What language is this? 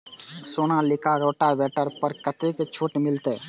Maithili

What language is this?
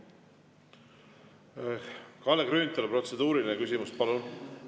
Estonian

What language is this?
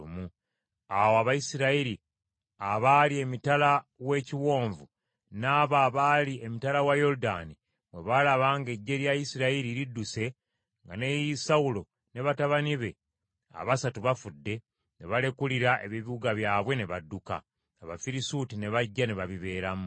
Ganda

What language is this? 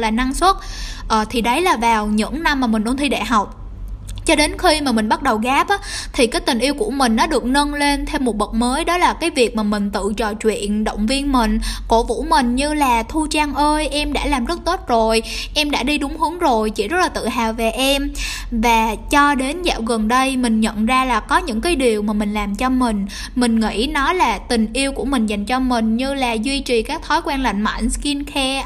Vietnamese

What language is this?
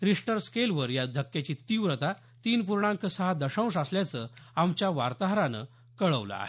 Marathi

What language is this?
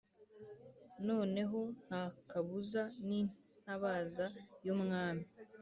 Kinyarwanda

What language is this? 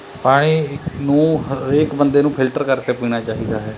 Punjabi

